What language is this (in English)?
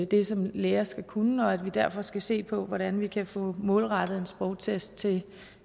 Danish